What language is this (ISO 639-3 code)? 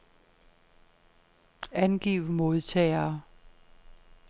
dan